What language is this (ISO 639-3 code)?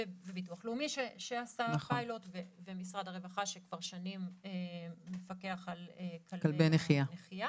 heb